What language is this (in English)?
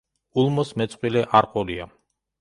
Georgian